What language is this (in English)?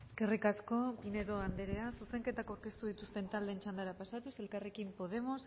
Basque